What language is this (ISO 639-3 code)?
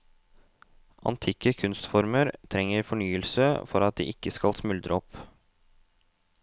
nor